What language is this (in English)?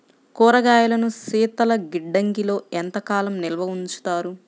Telugu